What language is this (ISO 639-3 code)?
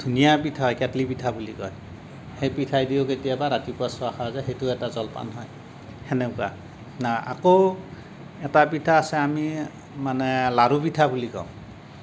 asm